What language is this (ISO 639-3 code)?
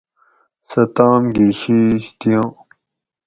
gwc